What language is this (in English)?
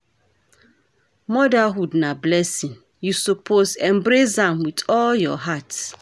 Nigerian Pidgin